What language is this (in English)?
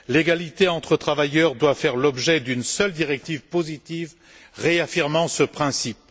French